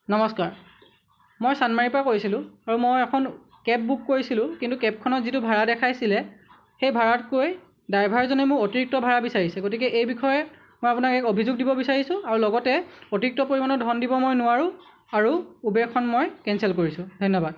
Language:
Assamese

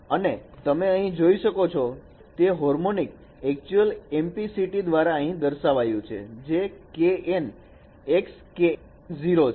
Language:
Gujarati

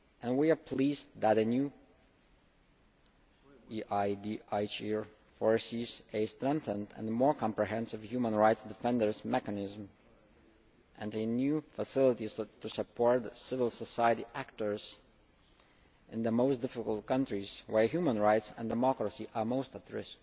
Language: English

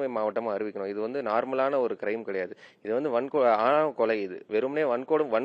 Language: Tamil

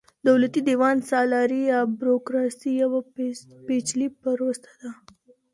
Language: Pashto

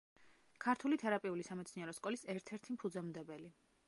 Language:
Georgian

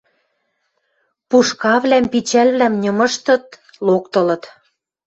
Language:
Western Mari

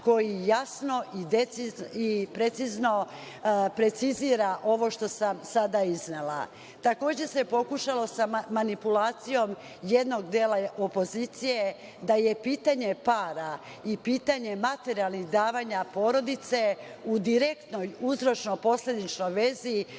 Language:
Serbian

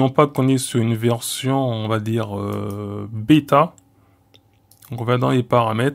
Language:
French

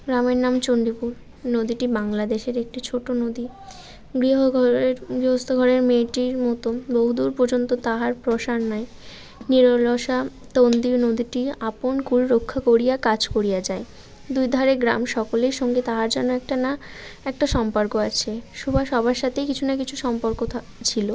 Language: Bangla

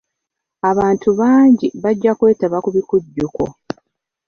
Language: Ganda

